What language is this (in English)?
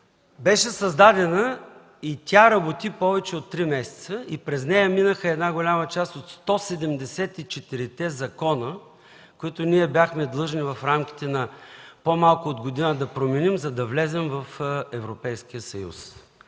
Bulgarian